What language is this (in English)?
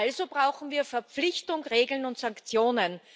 German